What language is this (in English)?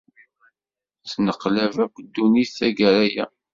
Kabyle